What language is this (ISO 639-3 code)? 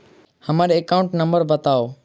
mai